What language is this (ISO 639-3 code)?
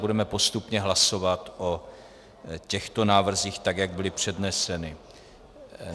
ces